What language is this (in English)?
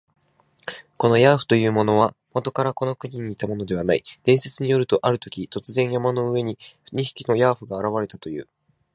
Japanese